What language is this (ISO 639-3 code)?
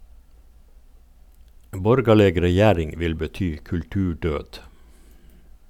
nor